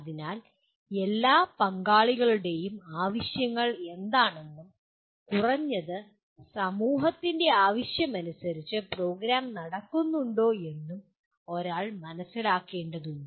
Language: Malayalam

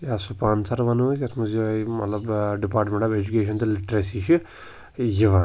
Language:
Kashmiri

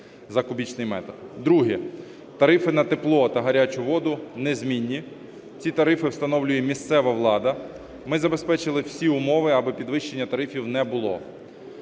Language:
Ukrainian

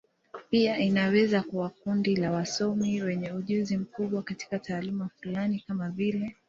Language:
Swahili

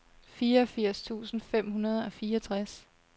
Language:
Danish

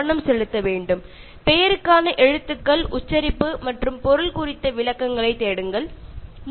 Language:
Malayalam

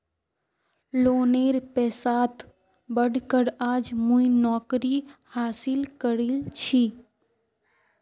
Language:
Magahi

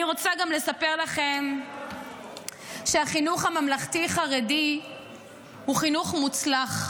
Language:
Hebrew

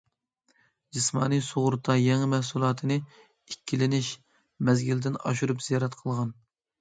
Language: Uyghur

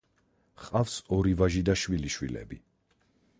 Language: Georgian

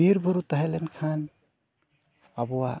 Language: Santali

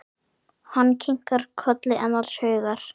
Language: Icelandic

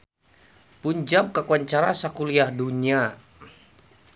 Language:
Sundanese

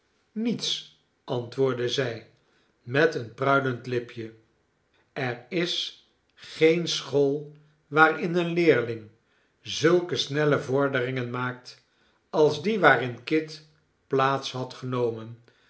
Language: Dutch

